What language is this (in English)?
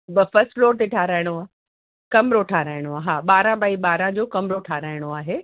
Sindhi